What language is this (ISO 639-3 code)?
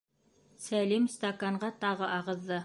bak